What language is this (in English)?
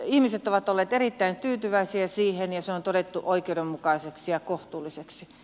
Finnish